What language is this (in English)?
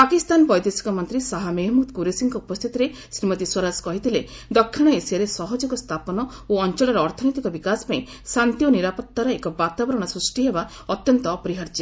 Odia